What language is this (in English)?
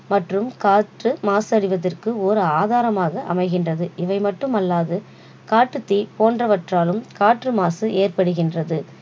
Tamil